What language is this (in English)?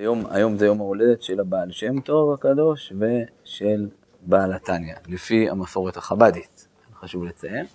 Hebrew